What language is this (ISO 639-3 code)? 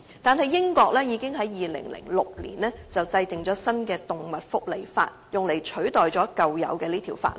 yue